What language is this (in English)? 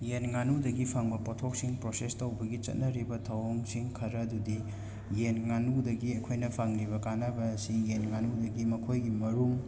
Manipuri